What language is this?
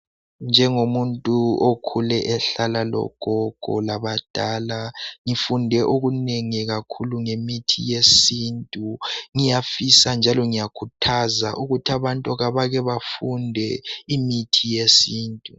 North Ndebele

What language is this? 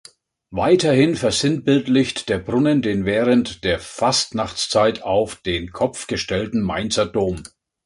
German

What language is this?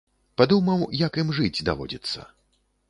Belarusian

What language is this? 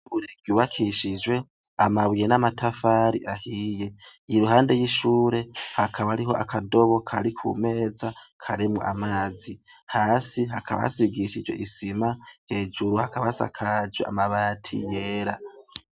Rundi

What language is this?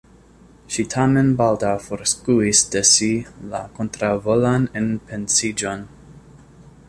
Esperanto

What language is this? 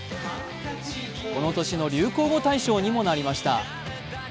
Japanese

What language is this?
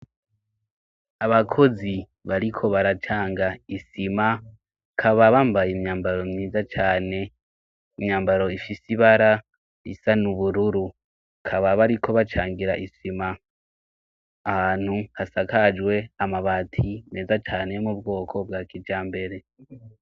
Rundi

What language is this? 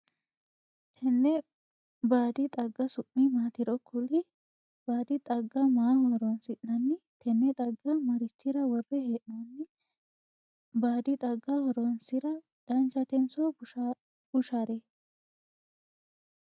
Sidamo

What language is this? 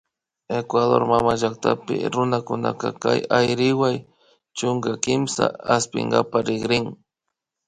Imbabura Highland Quichua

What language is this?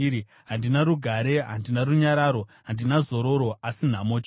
Shona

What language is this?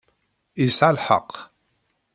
Kabyle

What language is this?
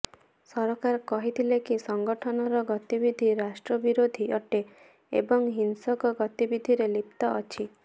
Odia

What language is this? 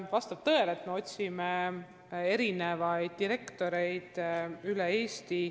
Estonian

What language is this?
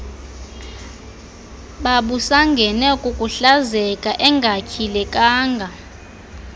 Xhosa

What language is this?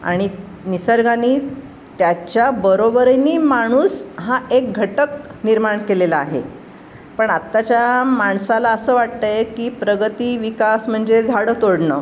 Marathi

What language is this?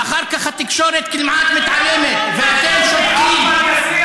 Hebrew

